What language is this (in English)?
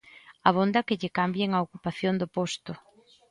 Galician